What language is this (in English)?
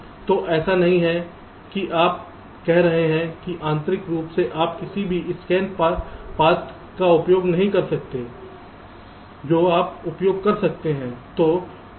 Hindi